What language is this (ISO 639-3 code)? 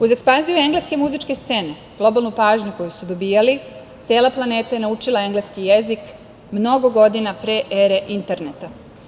srp